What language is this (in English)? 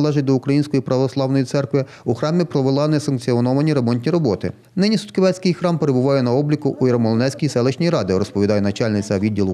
Ukrainian